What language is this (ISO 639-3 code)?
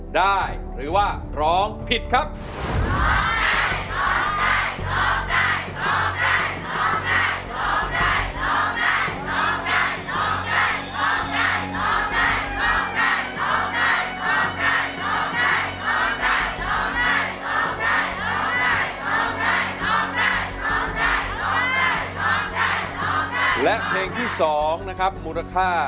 tha